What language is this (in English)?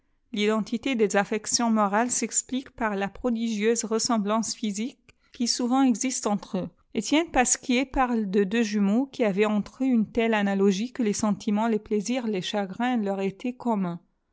French